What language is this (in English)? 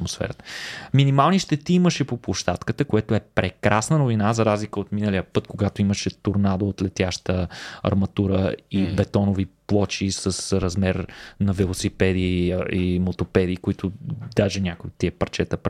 Bulgarian